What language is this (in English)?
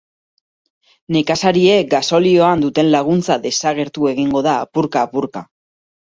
Basque